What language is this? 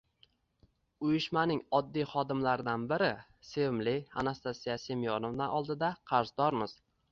Uzbek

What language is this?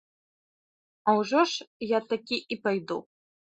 Belarusian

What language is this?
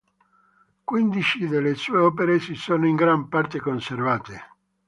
Italian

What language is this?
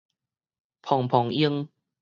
Min Nan Chinese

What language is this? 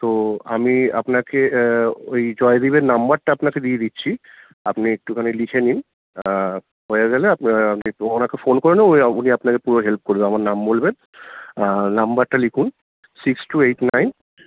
Bangla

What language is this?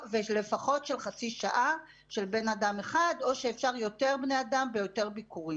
Hebrew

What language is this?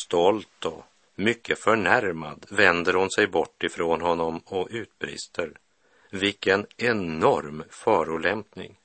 Swedish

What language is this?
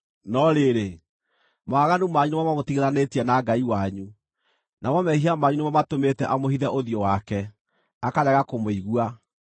Kikuyu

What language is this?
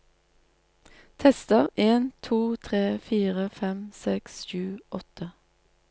Norwegian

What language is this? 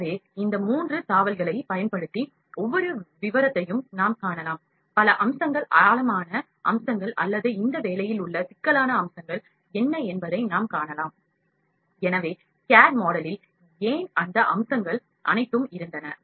Tamil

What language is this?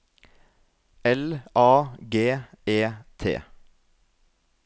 Norwegian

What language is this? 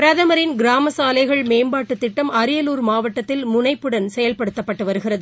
Tamil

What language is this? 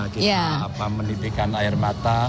Indonesian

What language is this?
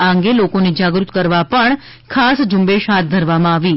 Gujarati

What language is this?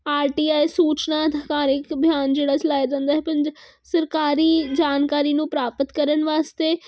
Punjabi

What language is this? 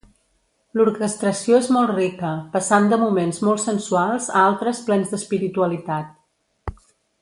Catalan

